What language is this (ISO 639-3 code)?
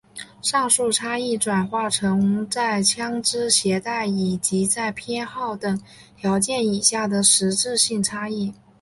zho